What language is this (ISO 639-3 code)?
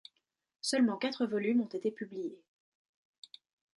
fra